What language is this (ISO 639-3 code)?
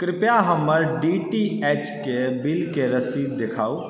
mai